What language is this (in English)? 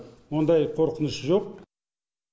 Kazakh